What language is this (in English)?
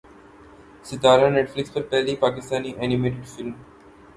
Urdu